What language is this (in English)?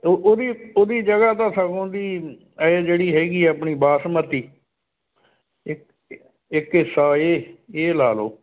Punjabi